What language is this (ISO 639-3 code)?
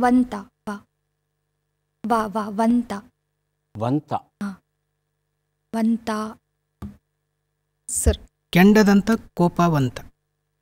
kan